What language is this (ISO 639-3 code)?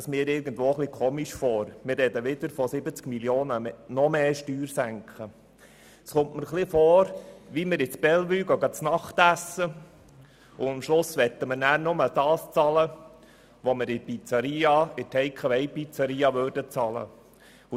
gsw